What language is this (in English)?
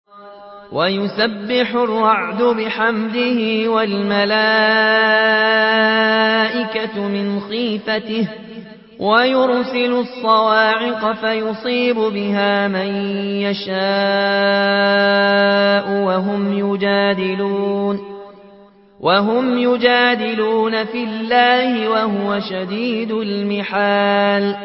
Arabic